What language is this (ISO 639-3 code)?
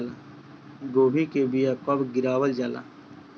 bho